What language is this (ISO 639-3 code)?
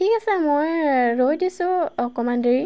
asm